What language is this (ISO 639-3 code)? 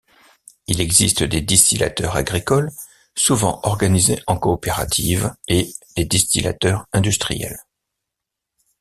fra